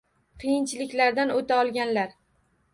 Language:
Uzbek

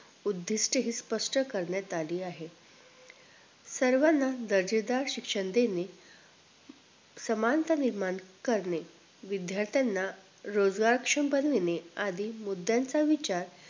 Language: Marathi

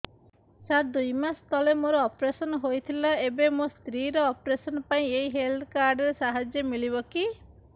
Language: Odia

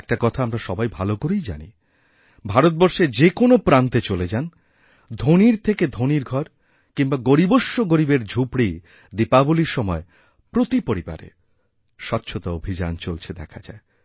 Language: Bangla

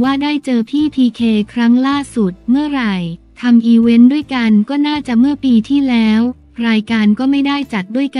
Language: Thai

